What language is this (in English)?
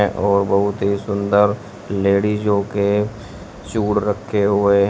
Hindi